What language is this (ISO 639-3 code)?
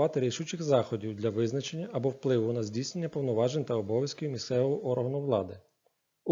ukr